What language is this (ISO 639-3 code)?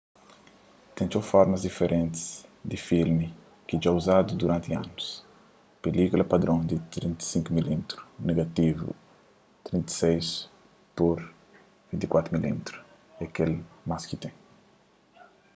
kea